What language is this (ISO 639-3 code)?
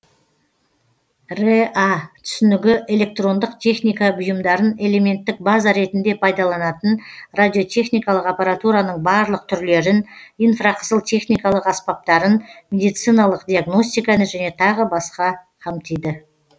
kaz